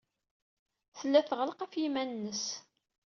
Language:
Kabyle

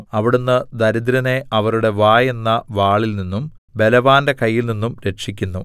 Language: Malayalam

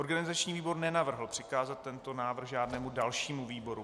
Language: Czech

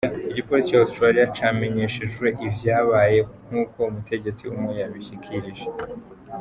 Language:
Kinyarwanda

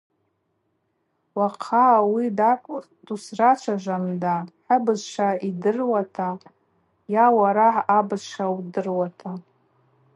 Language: Abaza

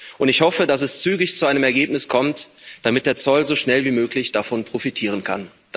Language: German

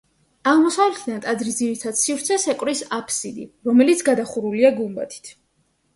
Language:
Georgian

